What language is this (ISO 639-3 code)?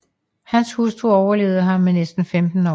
dan